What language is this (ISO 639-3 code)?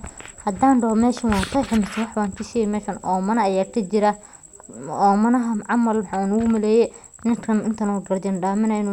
som